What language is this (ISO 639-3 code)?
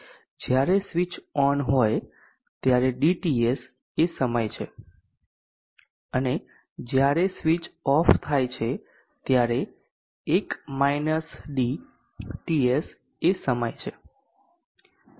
guj